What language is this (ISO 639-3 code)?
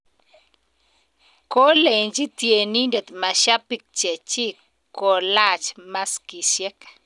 kln